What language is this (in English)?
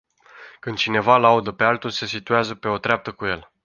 Romanian